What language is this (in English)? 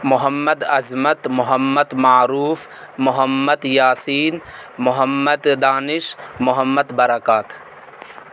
Urdu